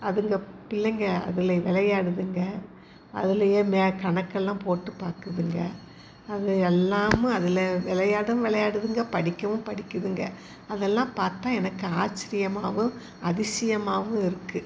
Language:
Tamil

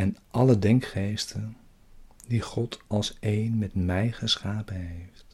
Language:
Dutch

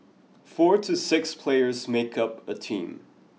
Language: English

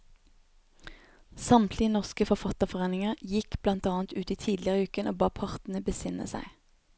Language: Norwegian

